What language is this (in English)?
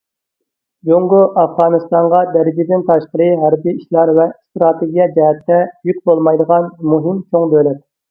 Uyghur